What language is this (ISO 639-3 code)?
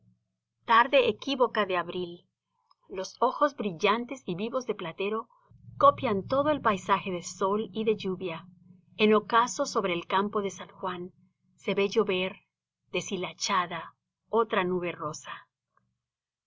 spa